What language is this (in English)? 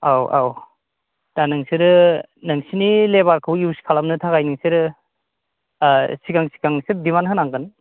Bodo